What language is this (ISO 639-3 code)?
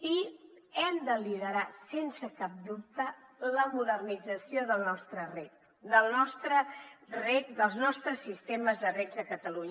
cat